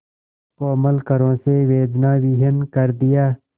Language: Hindi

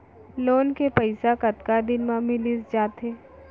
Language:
Chhattisgarhi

